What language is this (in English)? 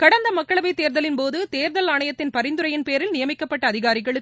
Tamil